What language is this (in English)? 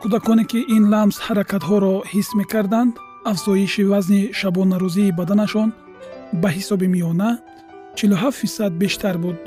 Persian